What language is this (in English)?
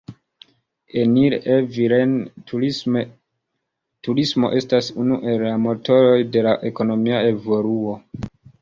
Esperanto